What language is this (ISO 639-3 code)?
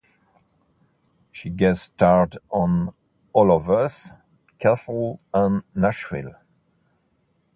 eng